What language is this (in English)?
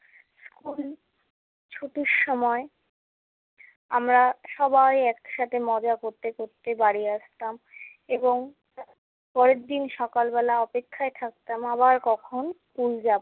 Bangla